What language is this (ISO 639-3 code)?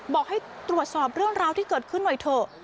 tha